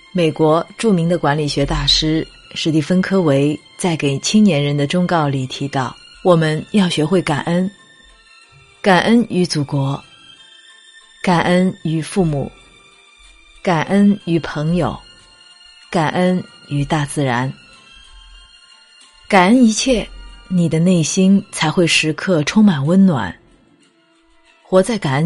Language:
Chinese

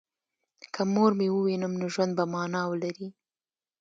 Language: Pashto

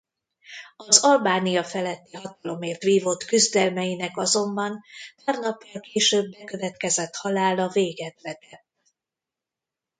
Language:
Hungarian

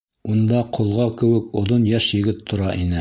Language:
Bashkir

